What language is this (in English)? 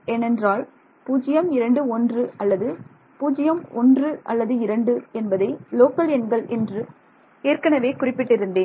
Tamil